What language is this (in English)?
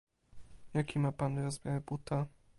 Polish